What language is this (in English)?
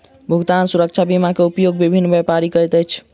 Maithili